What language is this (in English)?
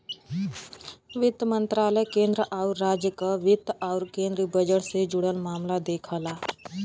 Bhojpuri